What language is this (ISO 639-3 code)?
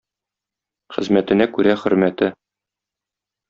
tat